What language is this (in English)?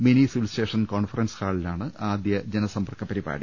Malayalam